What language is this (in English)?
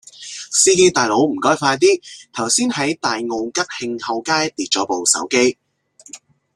Cantonese